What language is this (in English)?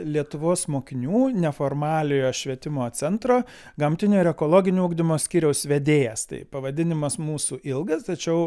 Lithuanian